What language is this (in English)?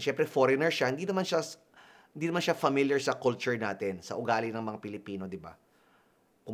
Filipino